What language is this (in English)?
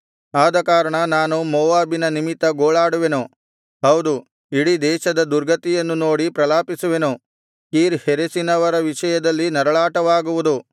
Kannada